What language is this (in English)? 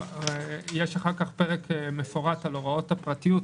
Hebrew